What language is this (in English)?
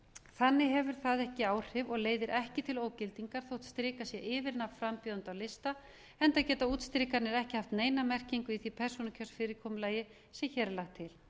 Icelandic